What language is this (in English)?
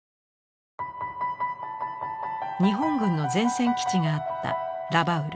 Japanese